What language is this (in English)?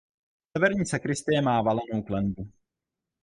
Czech